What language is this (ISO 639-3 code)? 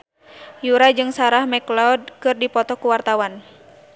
sun